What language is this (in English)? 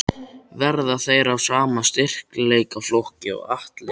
Icelandic